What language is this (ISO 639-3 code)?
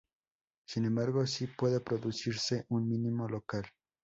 spa